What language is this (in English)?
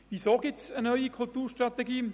Swiss German